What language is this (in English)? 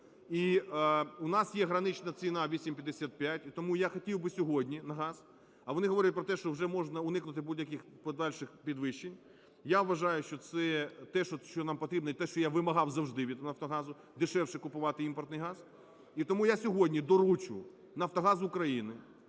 Ukrainian